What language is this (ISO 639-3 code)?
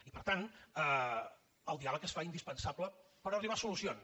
cat